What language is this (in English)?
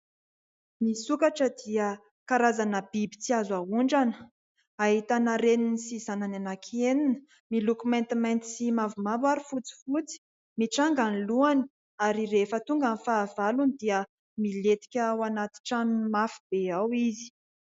Malagasy